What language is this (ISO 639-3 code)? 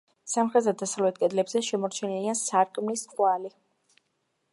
kat